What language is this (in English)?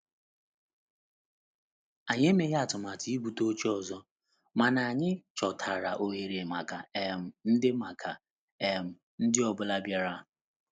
Igbo